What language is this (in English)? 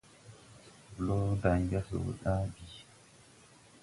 Tupuri